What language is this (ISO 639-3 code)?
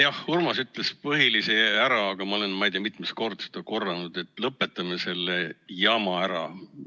est